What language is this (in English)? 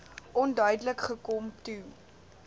Afrikaans